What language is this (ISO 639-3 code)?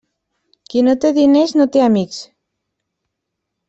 cat